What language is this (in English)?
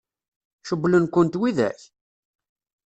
Kabyle